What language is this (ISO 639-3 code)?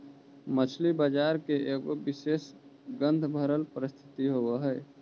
mag